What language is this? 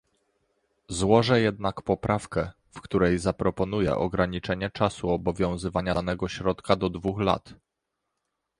Polish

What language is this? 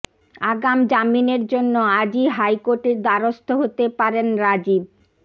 Bangla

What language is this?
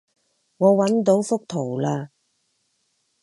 Cantonese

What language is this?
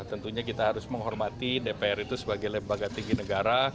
Indonesian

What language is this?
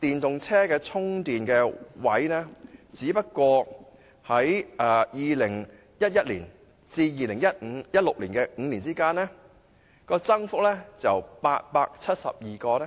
Cantonese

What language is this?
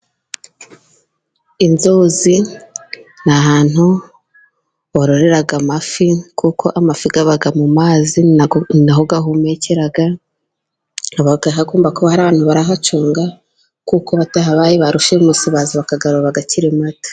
Kinyarwanda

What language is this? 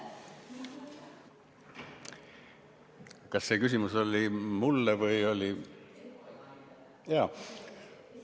Estonian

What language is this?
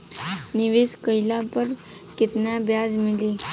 Bhojpuri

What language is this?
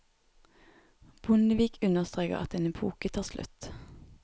Norwegian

